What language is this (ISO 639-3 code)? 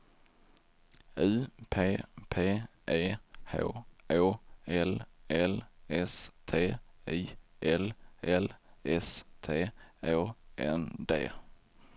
swe